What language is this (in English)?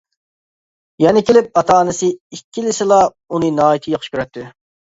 Uyghur